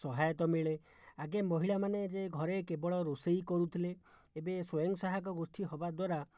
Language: Odia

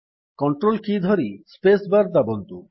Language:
Odia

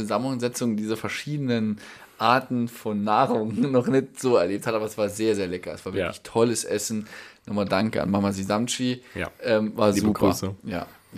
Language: German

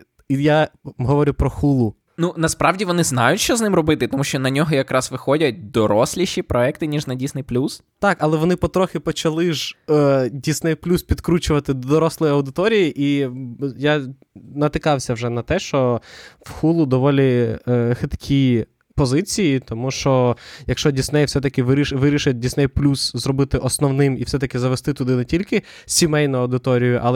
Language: Ukrainian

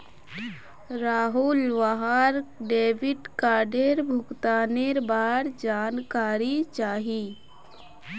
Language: Magahi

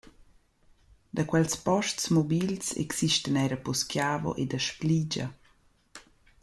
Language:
Romansh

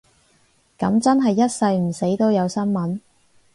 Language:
Cantonese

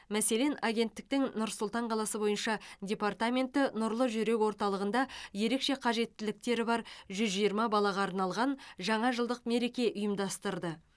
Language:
Kazakh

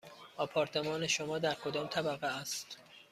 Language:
Persian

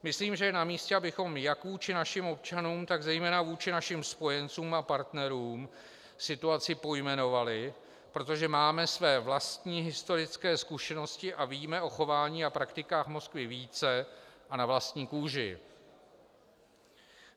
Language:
Czech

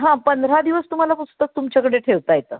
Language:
Marathi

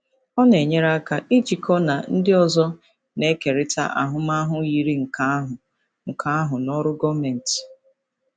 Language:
Igbo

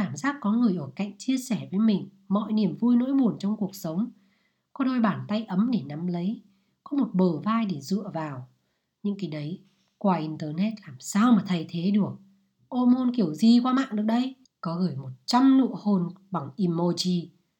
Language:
Vietnamese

